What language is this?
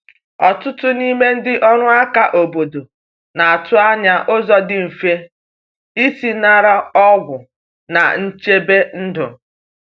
Igbo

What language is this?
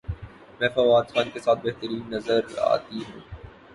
Urdu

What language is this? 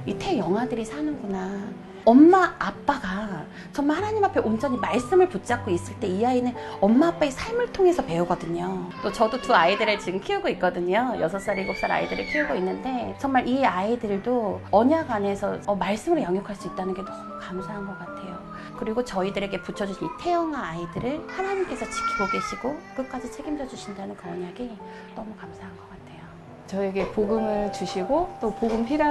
Korean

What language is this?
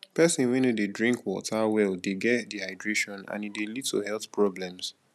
Nigerian Pidgin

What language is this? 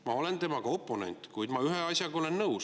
Estonian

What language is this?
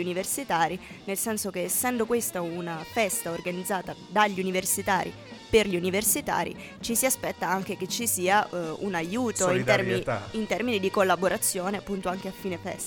Italian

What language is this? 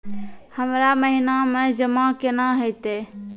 Maithili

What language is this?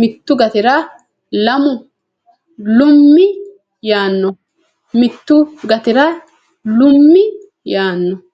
Sidamo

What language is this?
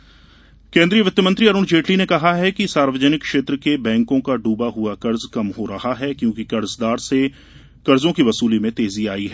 Hindi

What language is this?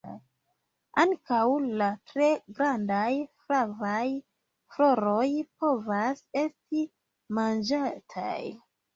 Esperanto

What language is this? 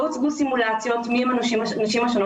Hebrew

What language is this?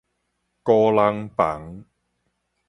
Min Nan Chinese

